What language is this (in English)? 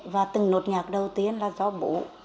Vietnamese